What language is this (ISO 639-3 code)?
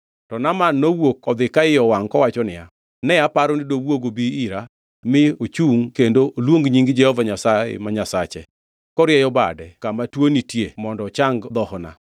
luo